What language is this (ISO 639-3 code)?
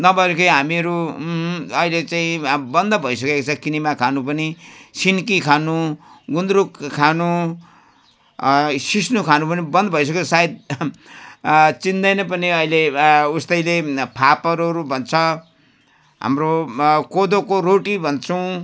nep